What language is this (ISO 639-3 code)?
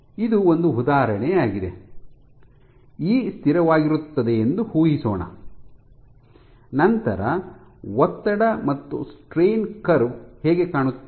kan